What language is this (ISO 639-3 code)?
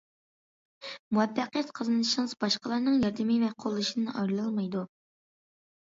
uig